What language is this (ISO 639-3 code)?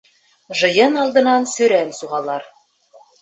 bak